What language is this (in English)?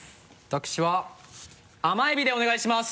Japanese